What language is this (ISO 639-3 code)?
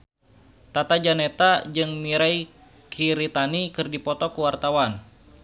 sun